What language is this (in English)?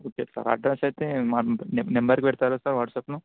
Telugu